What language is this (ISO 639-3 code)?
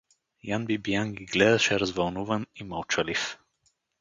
bul